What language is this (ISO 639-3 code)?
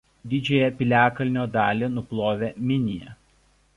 lit